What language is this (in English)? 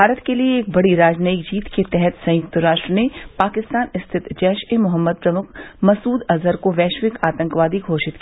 Hindi